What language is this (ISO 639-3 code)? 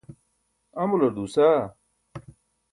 bsk